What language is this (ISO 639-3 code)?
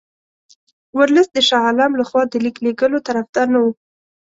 pus